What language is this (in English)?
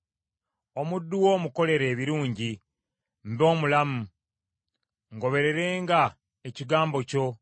Ganda